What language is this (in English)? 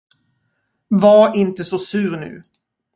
Swedish